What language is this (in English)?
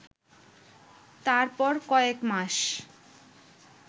Bangla